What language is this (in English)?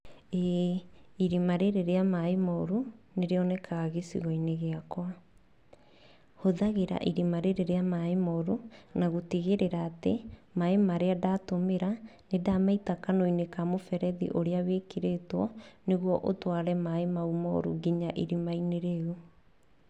Kikuyu